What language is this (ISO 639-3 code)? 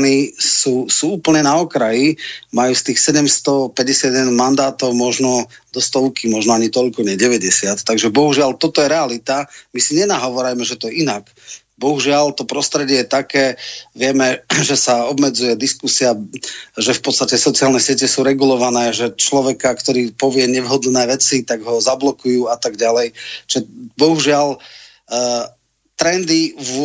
slk